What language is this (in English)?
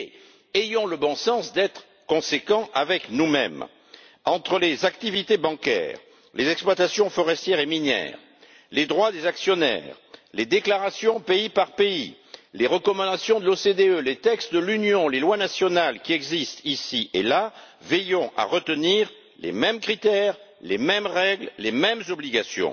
French